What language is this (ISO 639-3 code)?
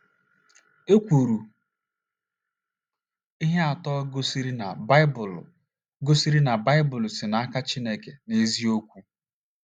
ibo